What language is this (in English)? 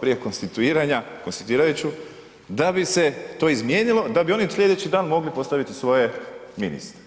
Croatian